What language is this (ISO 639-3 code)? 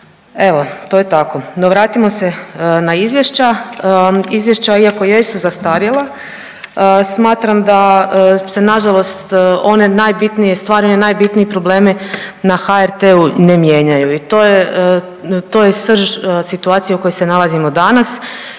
hrv